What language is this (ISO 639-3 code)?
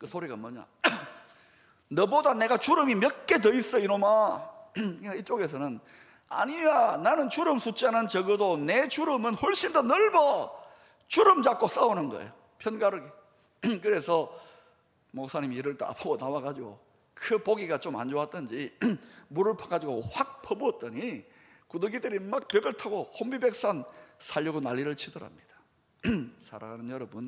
kor